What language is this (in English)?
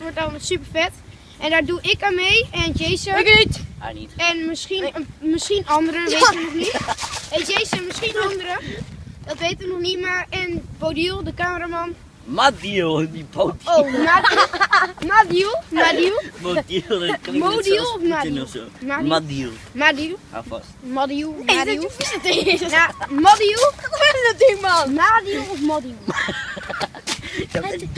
Dutch